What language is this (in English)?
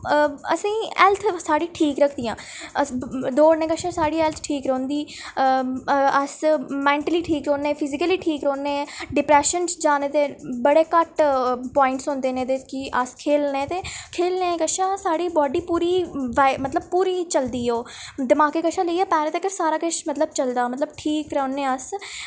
Dogri